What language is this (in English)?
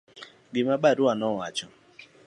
Luo (Kenya and Tanzania)